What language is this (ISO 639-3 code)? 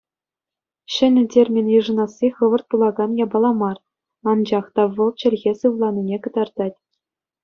chv